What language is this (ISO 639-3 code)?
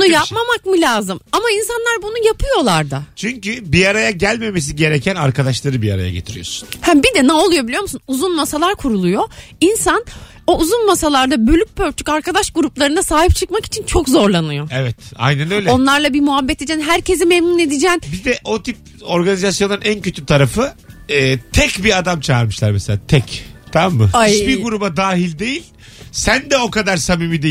tur